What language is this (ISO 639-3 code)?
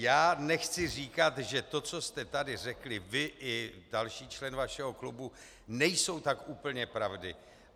ces